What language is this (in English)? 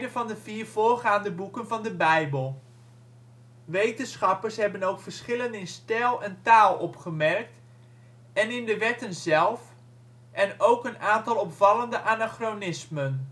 Dutch